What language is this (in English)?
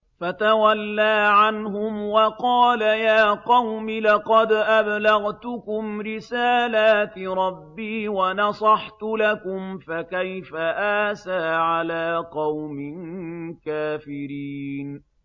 Arabic